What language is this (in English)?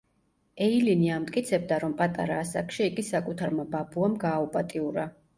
Georgian